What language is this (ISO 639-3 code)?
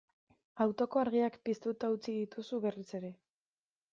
eus